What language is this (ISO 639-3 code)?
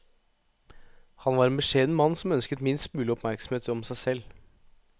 nor